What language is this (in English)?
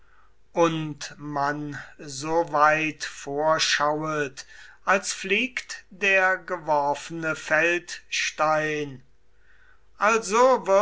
German